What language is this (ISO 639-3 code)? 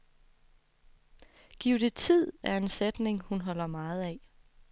dan